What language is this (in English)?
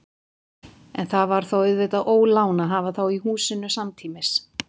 Icelandic